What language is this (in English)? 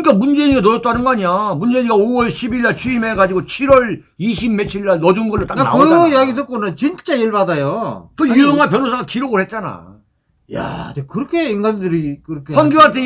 Korean